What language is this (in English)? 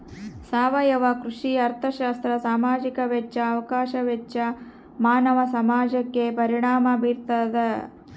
Kannada